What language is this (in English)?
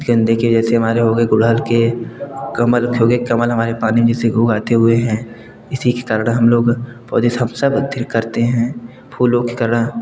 Hindi